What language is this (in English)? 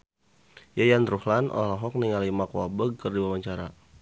Sundanese